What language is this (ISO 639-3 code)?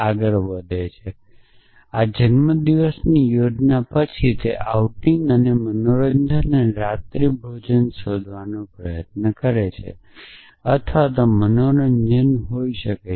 guj